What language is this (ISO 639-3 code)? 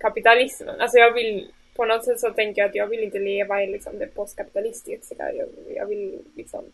swe